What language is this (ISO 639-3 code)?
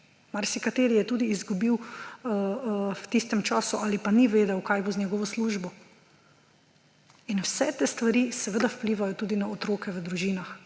slv